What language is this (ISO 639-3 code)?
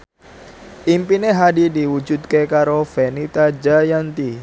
jav